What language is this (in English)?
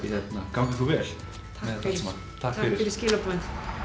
Icelandic